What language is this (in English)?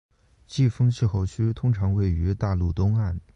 Chinese